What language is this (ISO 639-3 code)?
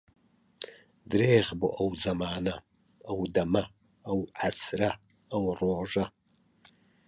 ckb